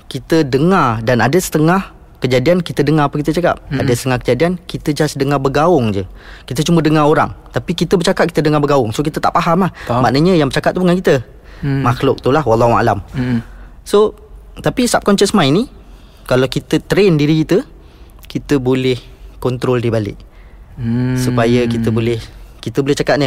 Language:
Malay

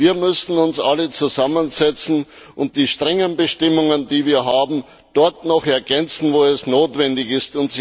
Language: German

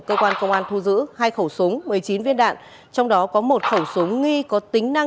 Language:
Vietnamese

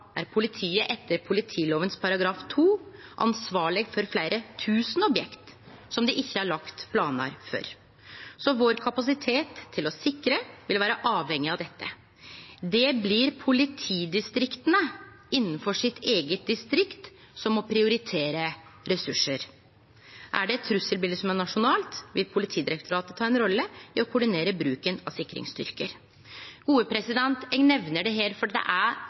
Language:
Norwegian Nynorsk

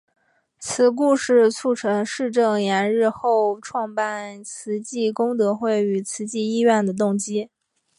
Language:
Chinese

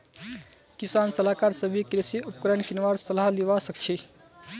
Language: Magahi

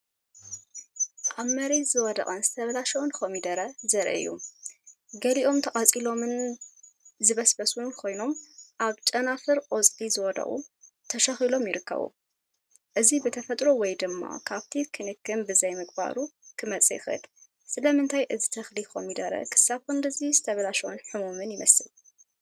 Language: Tigrinya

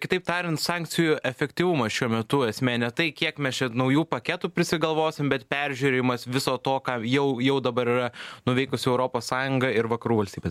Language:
Lithuanian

